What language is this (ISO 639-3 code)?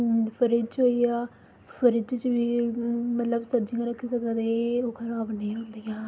doi